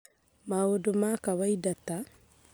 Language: Kikuyu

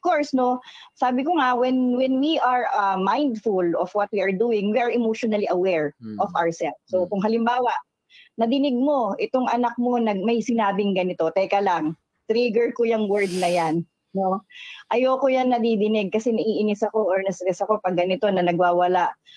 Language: Filipino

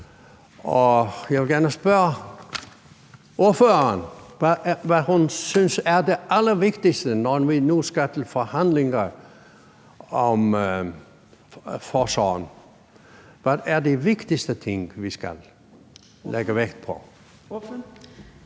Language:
Danish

